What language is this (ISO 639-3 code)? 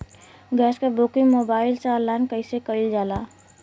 bho